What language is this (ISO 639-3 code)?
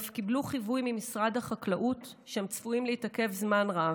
heb